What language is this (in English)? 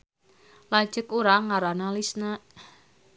Sundanese